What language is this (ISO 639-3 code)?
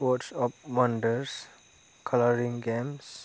brx